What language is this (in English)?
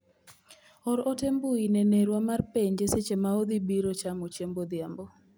Luo (Kenya and Tanzania)